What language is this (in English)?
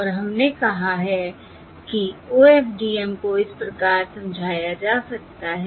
Hindi